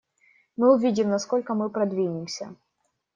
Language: Russian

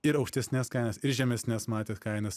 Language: Lithuanian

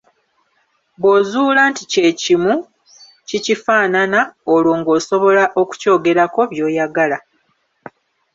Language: Ganda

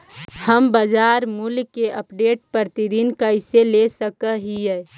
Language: Magahi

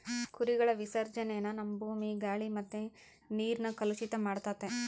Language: Kannada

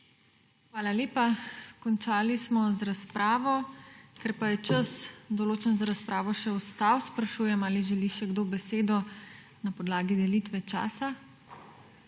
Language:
Slovenian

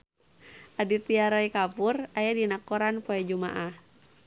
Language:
Sundanese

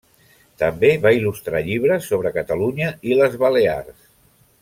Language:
Catalan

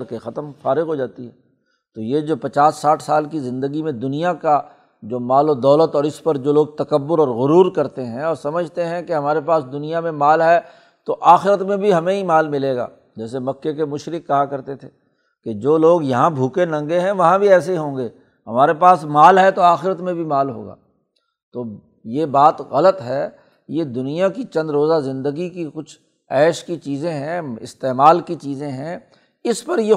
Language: Urdu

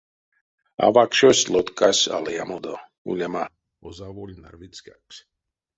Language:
Erzya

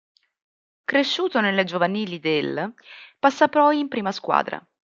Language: Italian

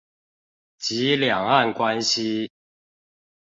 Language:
Chinese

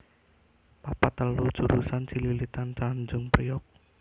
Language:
Javanese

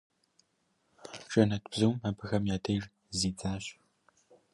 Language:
Kabardian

